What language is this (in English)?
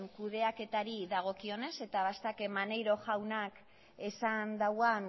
Basque